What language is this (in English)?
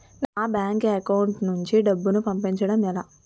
Telugu